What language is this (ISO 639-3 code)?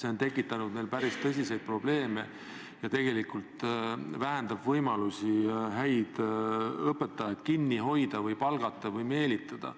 est